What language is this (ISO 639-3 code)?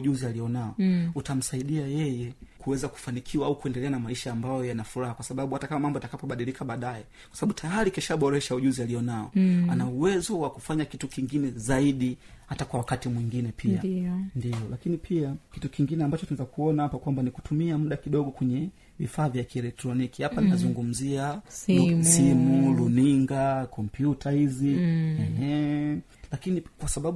swa